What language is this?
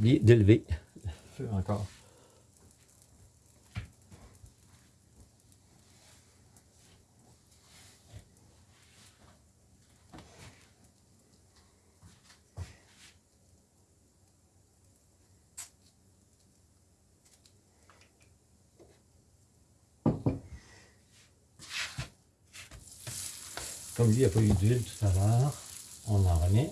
French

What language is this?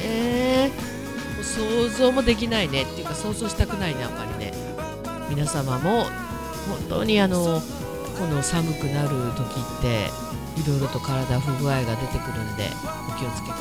Japanese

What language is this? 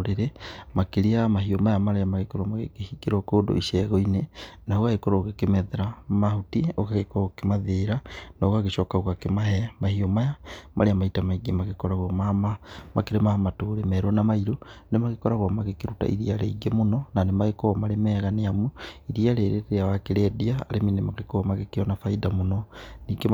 Kikuyu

